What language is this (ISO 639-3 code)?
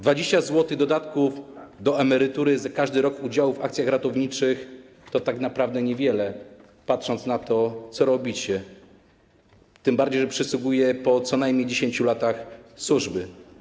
pol